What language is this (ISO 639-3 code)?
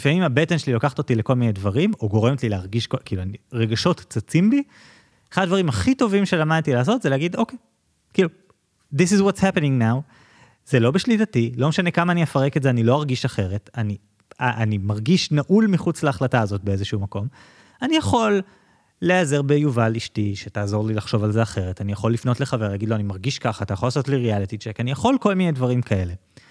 heb